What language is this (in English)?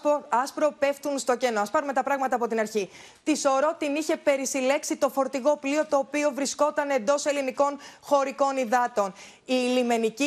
Greek